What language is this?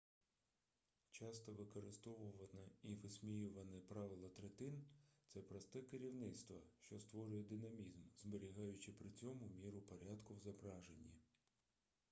Ukrainian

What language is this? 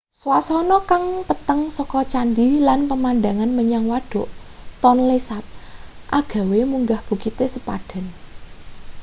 Javanese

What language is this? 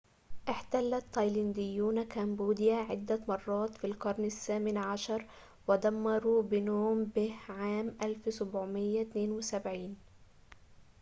Arabic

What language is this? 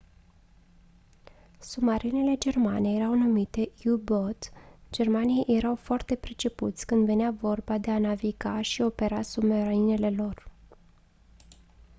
Romanian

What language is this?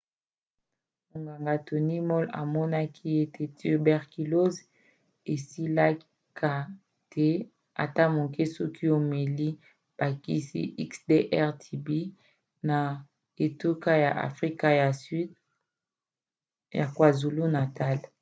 Lingala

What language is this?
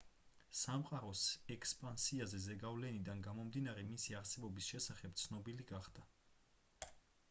Georgian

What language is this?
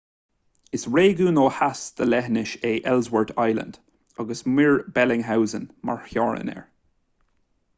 Irish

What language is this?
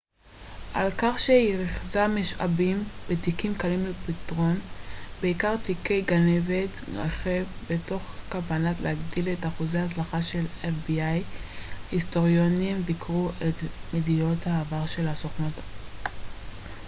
Hebrew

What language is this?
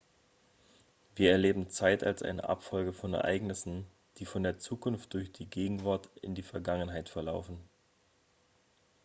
German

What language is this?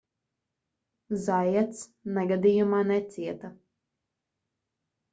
Latvian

